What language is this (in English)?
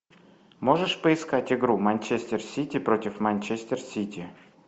Russian